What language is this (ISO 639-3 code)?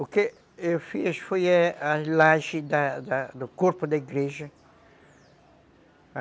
por